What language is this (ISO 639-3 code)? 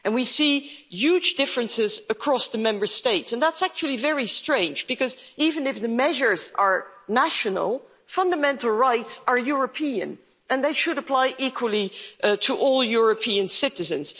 eng